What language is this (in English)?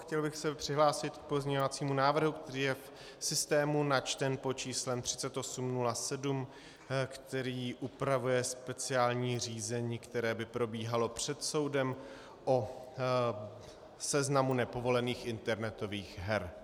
Czech